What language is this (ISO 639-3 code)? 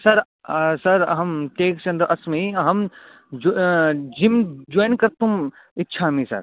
san